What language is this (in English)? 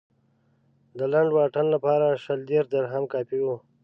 Pashto